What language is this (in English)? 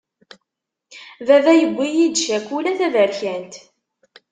Kabyle